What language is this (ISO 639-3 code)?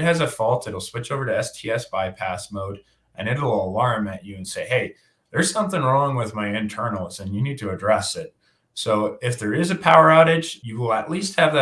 eng